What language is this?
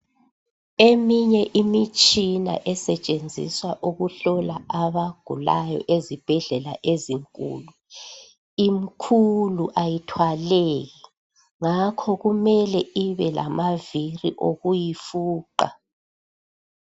North Ndebele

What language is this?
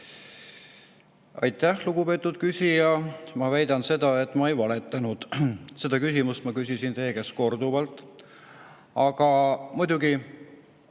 Estonian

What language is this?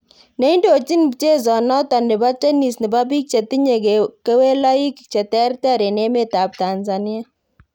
Kalenjin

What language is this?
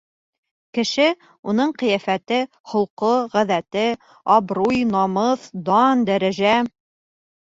Bashkir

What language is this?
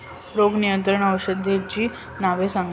Marathi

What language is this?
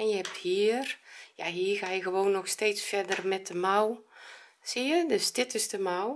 Dutch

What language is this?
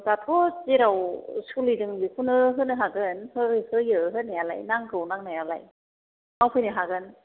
Bodo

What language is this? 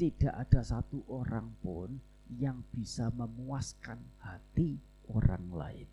Indonesian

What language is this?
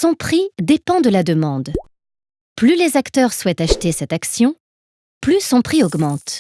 French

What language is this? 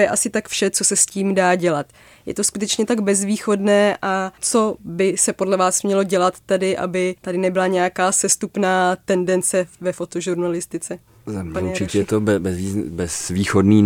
Czech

